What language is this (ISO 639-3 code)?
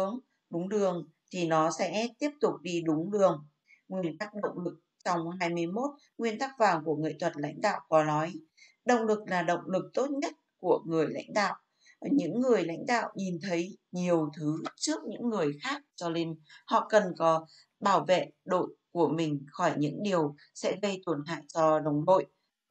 vie